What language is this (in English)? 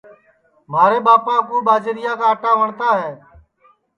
Sansi